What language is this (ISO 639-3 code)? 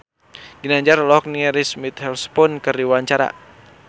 sun